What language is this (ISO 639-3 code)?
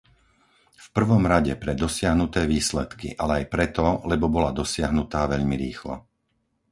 slk